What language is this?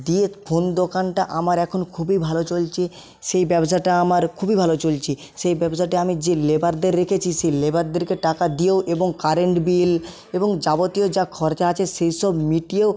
Bangla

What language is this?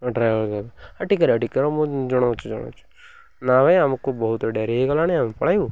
Odia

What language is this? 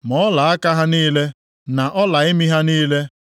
Igbo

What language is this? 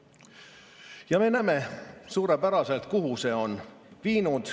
Estonian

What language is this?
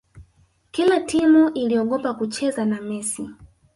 Swahili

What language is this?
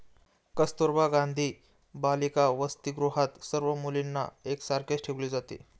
Marathi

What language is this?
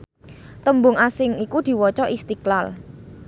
Javanese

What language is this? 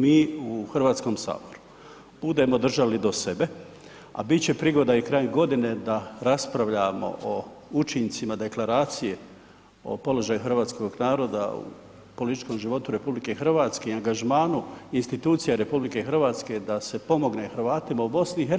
Croatian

